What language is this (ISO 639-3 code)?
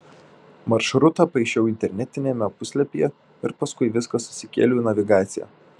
lit